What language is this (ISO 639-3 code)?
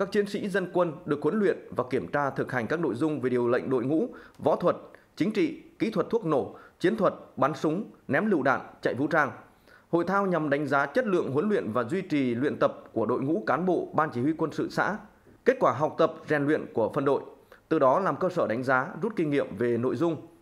vie